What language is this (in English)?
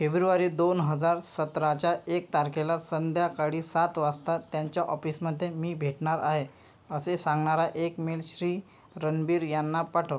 Marathi